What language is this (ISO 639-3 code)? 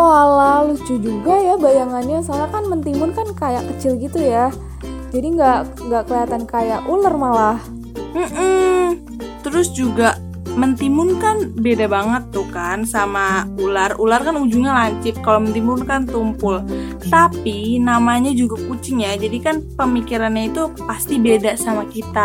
ind